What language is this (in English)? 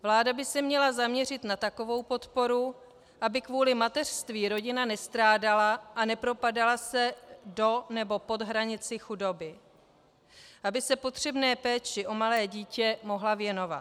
Czech